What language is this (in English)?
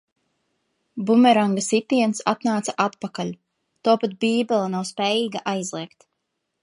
Latvian